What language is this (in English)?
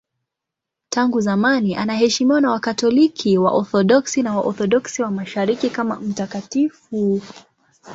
Swahili